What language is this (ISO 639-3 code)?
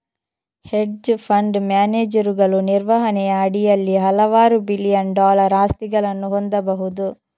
kan